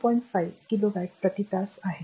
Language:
Marathi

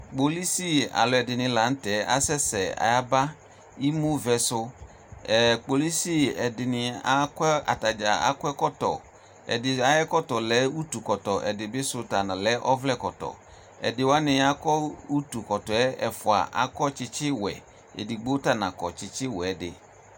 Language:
Ikposo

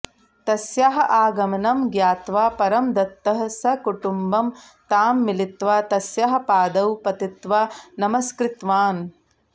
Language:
Sanskrit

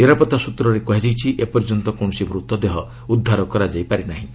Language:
Odia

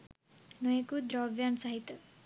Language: Sinhala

